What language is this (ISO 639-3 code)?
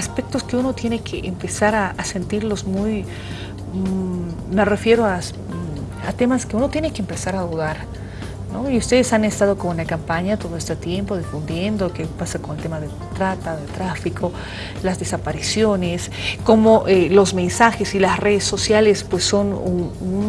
spa